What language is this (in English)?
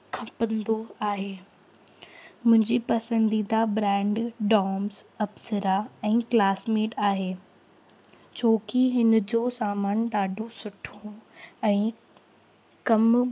Sindhi